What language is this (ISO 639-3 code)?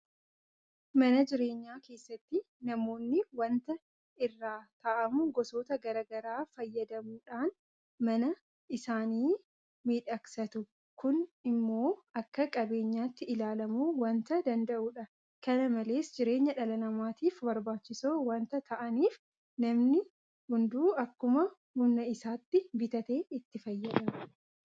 orm